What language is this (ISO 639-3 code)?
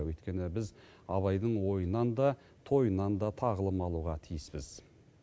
kaz